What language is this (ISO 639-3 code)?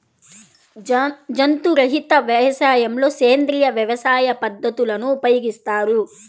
tel